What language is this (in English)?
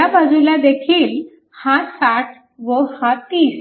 Marathi